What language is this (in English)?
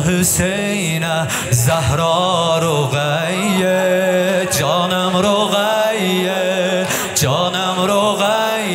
Persian